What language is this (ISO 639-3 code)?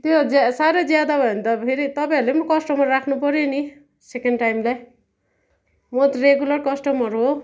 nep